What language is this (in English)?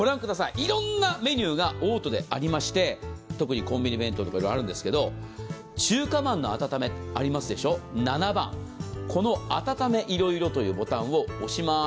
Japanese